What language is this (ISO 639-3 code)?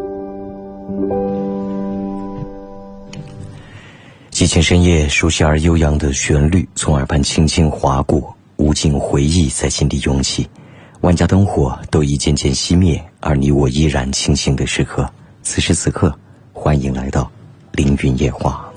zho